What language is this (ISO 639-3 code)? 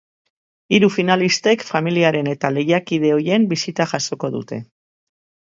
eus